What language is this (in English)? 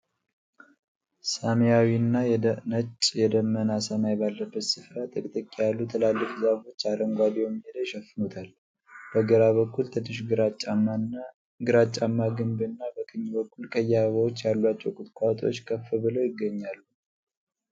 Amharic